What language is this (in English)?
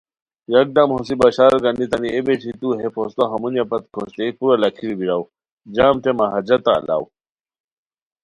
Khowar